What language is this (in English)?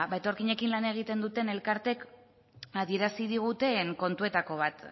Basque